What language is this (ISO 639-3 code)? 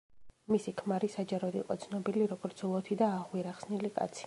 kat